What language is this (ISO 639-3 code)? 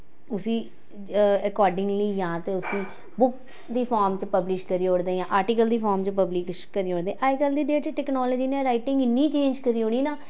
doi